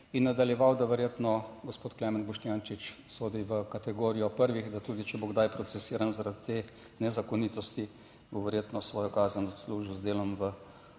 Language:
Slovenian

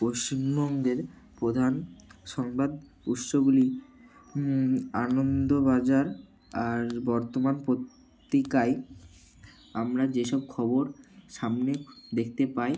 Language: Bangla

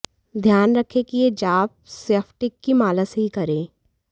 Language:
Hindi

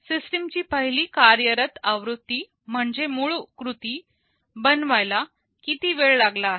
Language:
Marathi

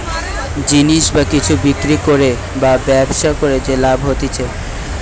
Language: Bangla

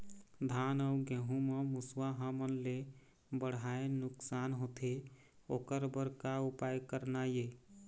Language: Chhattisgarhi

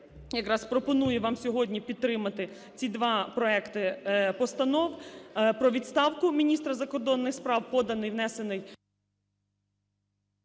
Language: Ukrainian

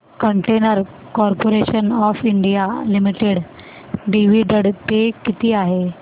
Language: Marathi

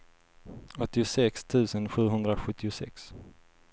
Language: Swedish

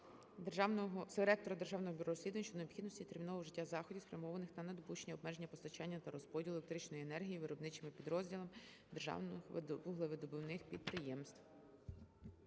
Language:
Ukrainian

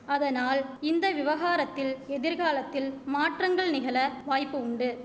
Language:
Tamil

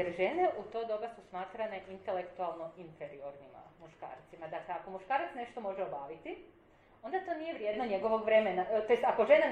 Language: Croatian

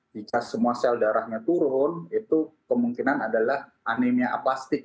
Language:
Indonesian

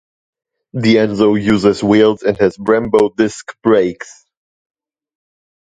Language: English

